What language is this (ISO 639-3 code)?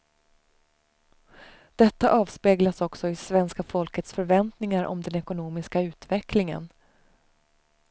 swe